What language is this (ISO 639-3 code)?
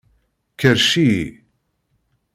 kab